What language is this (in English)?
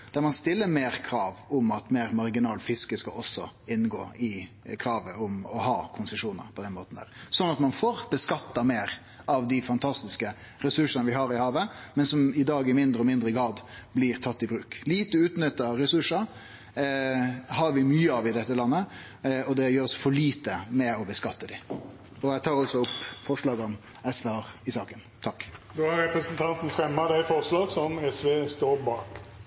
Norwegian Nynorsk